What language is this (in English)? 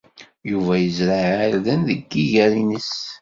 Kabyle